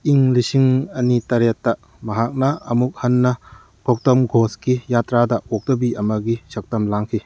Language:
Manipuri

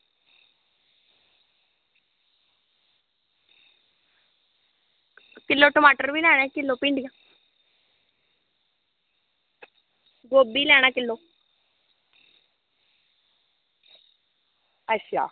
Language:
Dogri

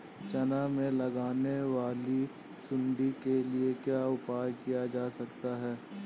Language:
Hindi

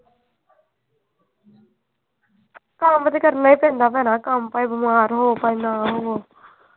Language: Punjabi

